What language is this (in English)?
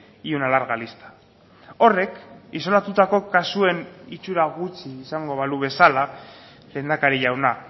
Basque